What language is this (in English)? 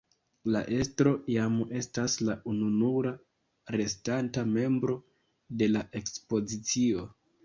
Esperanto